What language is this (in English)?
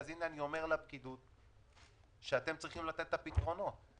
Hebrew